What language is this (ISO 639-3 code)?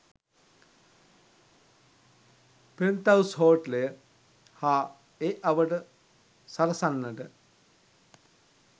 sin